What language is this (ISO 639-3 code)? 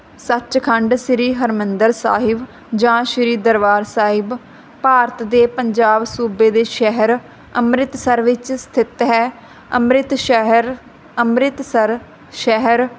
pan